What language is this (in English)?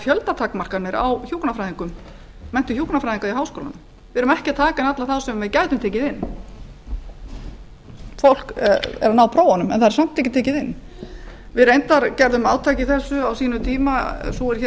Icelandic